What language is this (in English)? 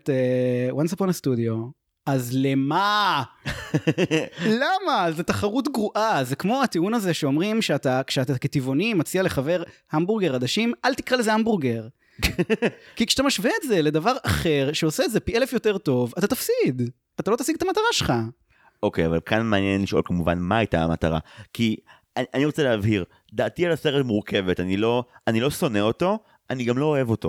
Hebrew